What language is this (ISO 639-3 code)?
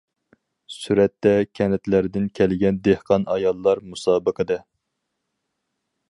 uig